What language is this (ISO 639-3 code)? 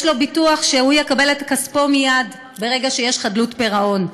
heb